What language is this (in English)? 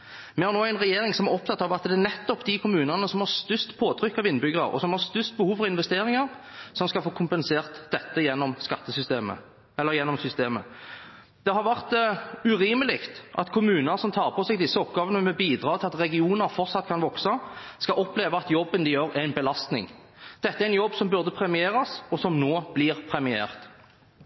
Norwegian Bokmål